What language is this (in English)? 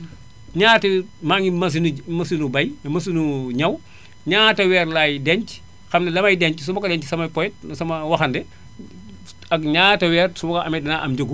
Wolof